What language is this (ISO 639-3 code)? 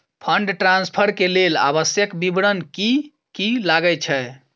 mai